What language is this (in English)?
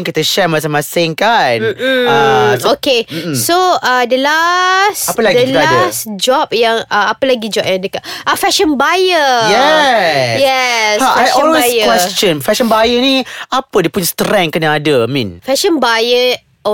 Malay